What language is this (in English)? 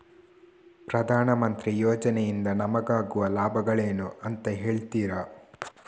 Kannada